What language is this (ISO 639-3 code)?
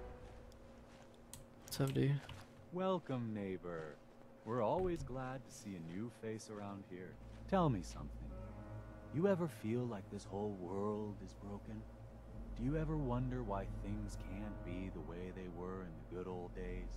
eng